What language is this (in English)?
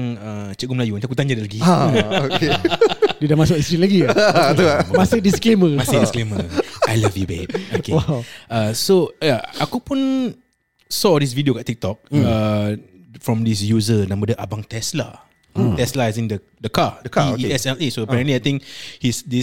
Malay